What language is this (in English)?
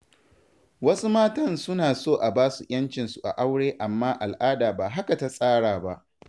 Hausa